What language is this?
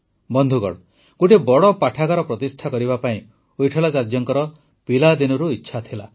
Odia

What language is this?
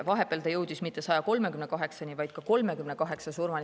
Estonian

